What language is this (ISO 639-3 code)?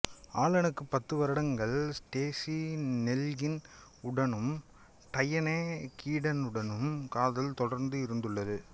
tam